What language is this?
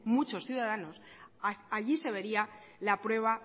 Spanish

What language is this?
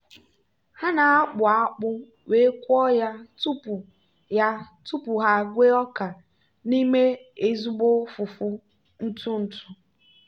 Igbo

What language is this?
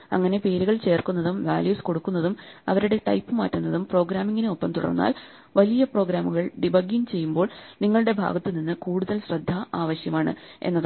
Malayalam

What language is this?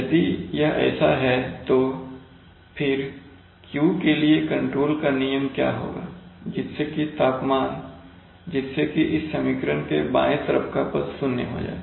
Hindi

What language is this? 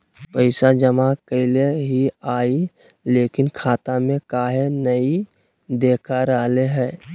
Magahi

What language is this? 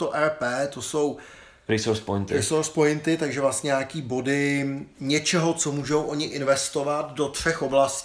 Czech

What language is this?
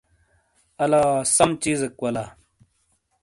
Shina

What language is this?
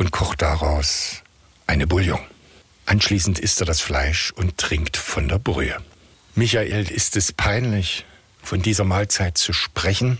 German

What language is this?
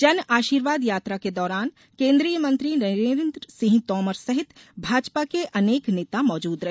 Hindi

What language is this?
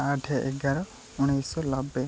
Odia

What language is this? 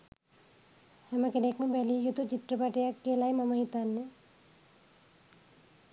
Sinhala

